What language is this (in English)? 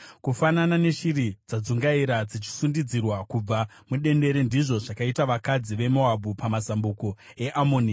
Shona